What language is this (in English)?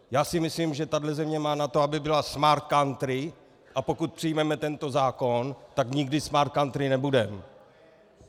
Czech